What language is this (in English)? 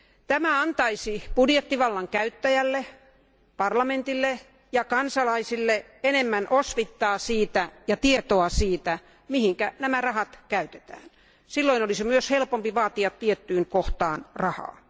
Finnish